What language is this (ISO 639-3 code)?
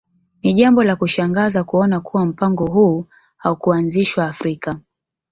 swa